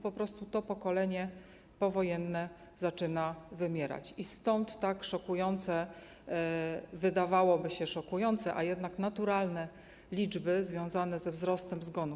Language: Polish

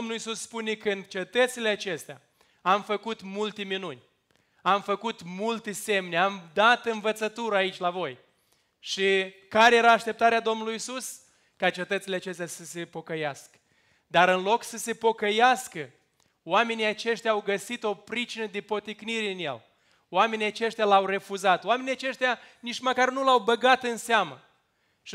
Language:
Romanian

